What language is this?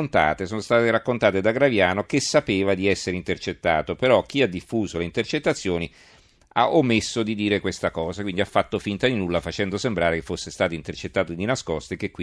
Italian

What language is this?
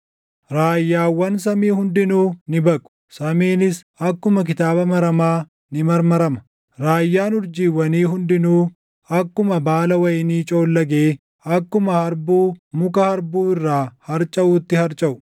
Oromo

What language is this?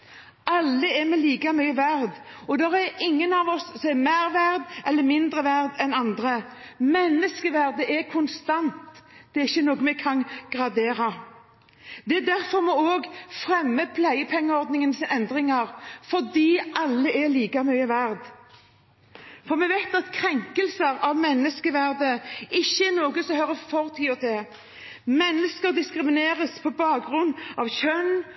Norwegian Bokmål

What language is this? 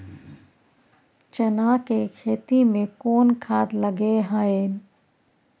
Maithili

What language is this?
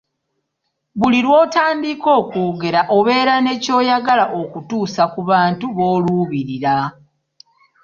Ganda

